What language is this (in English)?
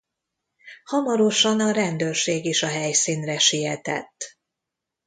Hungarian